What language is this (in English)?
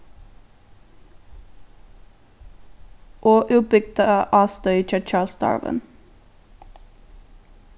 Faroese